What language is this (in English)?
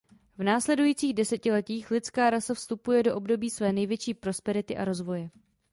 Czech